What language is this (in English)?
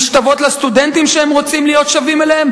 Hebrew